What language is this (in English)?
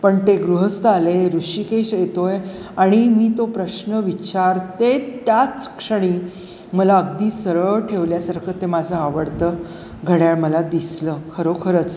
Marathi